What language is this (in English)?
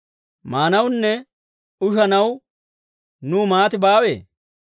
Dawro